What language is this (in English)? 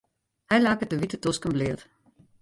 Western Frisian